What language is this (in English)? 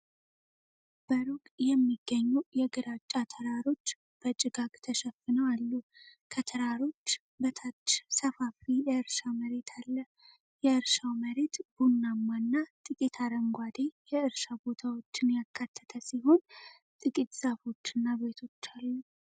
Amharic